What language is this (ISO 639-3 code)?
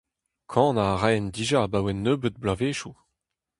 bre